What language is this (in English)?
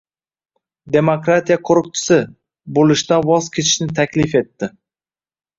Uzbek